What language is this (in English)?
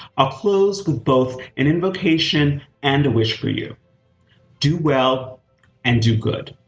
English